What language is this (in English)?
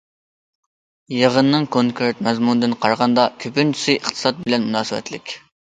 Uyghur